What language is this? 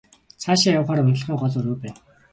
Mongolian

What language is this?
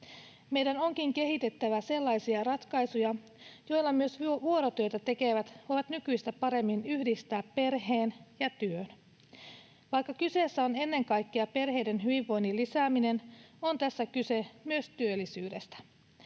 Finnish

